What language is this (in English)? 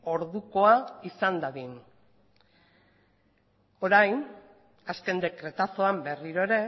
Basque